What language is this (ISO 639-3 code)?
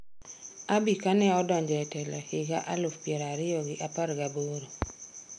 luo